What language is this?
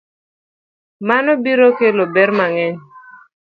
Luo (Kenya and Tanzania)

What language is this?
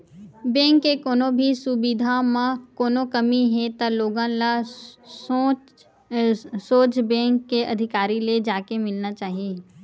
Chhattisgarhi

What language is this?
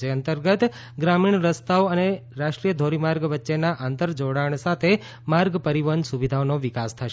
Gujarati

